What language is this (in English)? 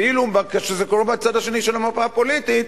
Hebrew